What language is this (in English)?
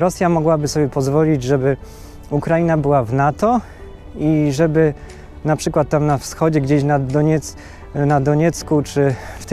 Polish